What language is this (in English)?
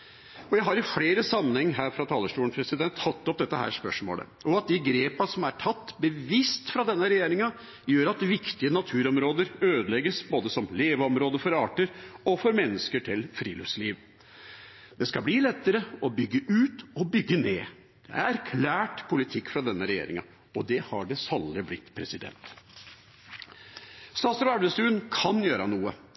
Norwegian Bokmål